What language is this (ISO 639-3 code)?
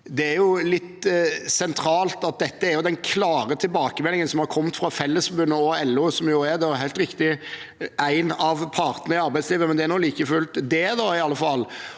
nor